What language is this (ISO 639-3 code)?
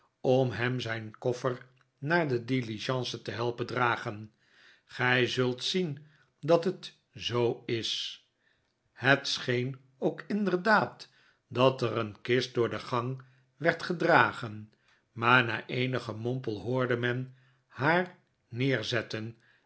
nld